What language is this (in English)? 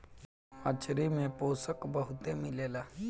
Bhojpuri